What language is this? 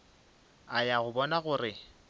Northern Sotho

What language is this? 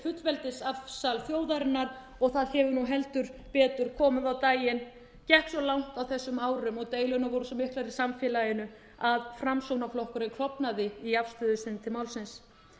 Icelandic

